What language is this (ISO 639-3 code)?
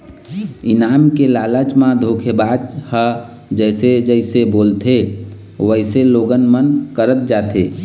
hne